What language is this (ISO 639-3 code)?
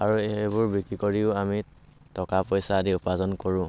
asm